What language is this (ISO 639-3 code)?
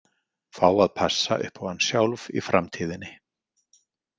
isl